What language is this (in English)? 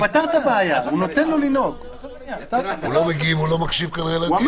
Hebrew